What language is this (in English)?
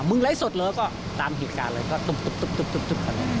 Thai